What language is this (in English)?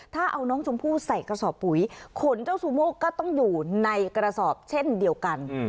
Thai